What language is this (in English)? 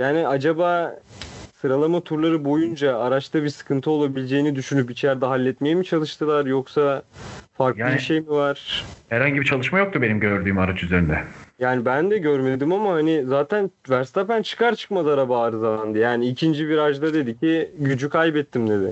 Turkish